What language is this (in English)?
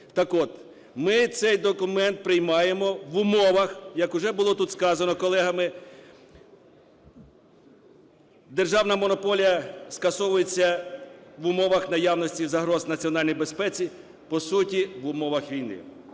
Ukrainian